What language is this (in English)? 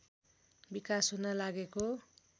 Nepali